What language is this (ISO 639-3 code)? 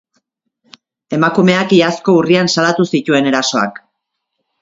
eus